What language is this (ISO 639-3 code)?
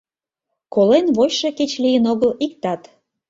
chm